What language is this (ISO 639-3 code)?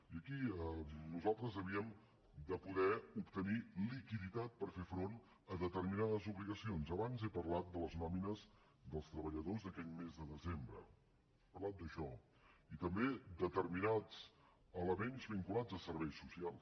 cat